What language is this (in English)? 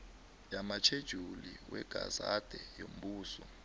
South Ndebele